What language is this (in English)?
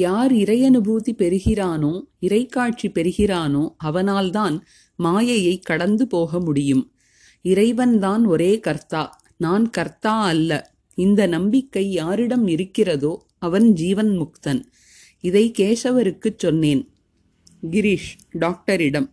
Tamil